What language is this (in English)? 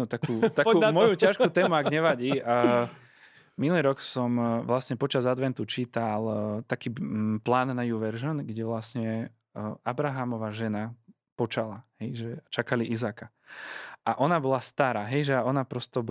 Slovak